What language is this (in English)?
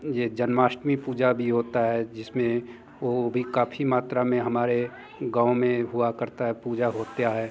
Hindi